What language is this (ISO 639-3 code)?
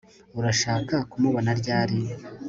kin